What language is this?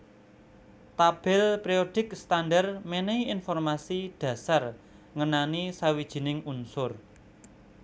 Javanese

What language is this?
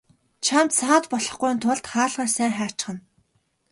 Mongolian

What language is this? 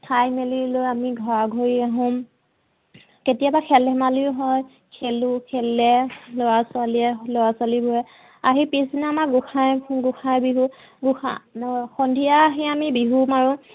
Assamese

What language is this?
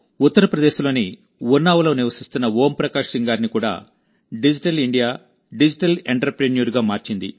Telugu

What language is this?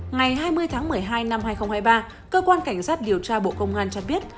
Vietnamese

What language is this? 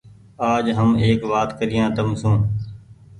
Goaria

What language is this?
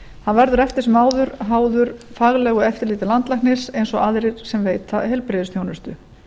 Icelandic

